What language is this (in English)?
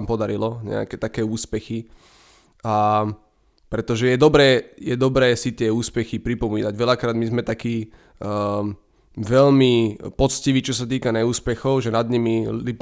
Slovak